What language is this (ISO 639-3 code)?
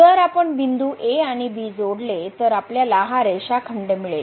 mar